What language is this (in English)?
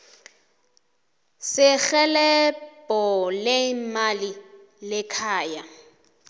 South Ndebele